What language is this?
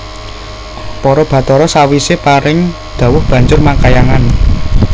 Javanese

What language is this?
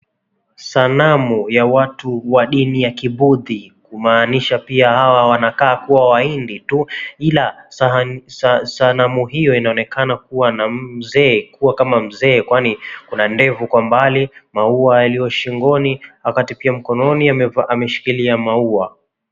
Swahili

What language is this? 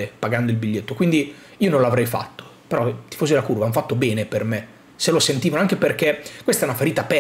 Italian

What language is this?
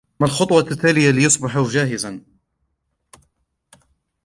Arabic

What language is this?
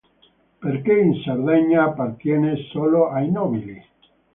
Italian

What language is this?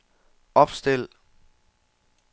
Danish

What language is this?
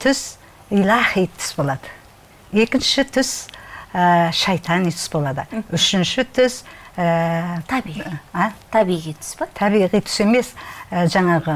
Arabic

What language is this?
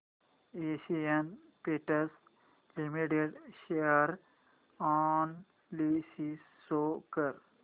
Marathi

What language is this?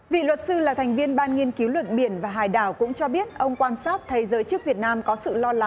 Vietnamese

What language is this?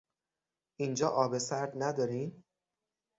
Persian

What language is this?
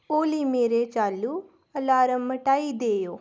Dogri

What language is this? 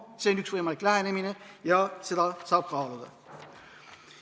Estonian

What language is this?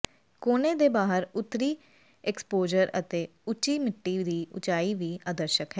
Punjabi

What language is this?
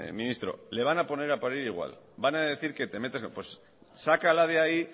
Spanish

